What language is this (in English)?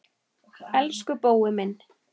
Icelandic